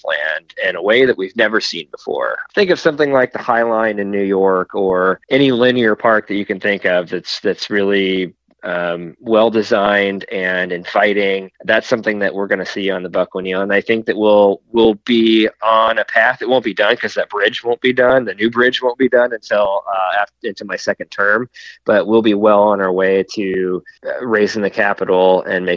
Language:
English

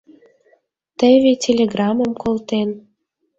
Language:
Mari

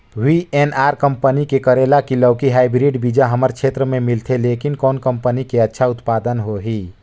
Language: Chhattisgarhi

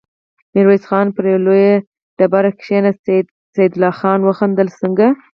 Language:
Pashto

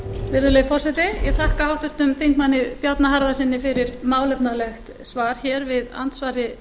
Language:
Icelandic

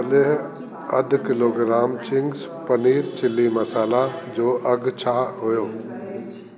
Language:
Sindhi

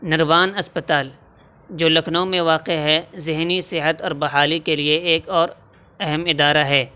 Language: Urdu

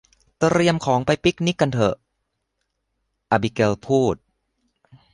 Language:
Thai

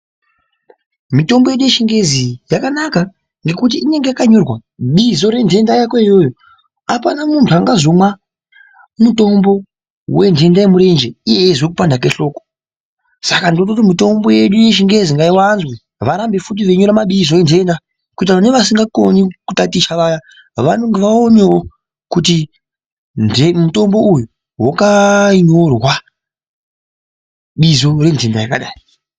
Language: Ndau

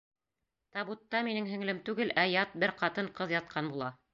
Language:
Bashkir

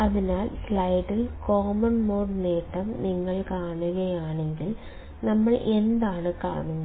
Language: Malayalam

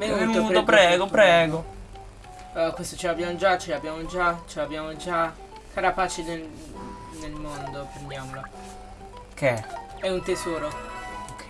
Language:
Italian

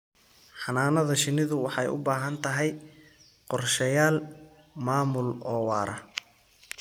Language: Somali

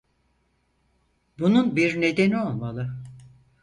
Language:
Turkish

